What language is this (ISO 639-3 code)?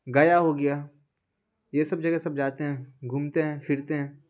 urd